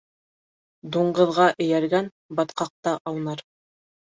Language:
Bashkir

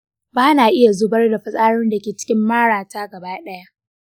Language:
Hausa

